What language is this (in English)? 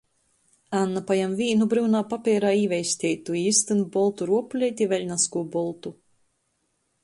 Latgalian